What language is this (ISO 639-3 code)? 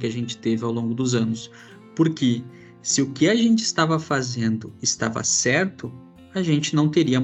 por